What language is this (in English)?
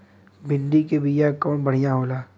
Bhojpuri